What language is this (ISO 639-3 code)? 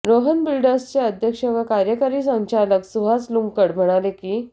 mar